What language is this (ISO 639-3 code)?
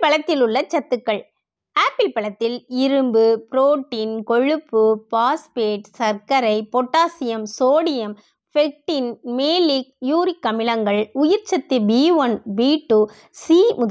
tam